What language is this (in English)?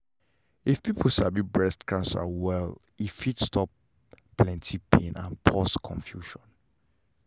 Nigerian Pidgin